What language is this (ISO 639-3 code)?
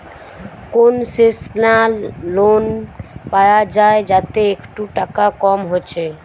ben